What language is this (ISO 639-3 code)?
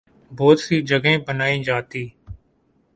urd